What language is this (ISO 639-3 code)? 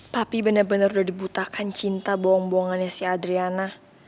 ind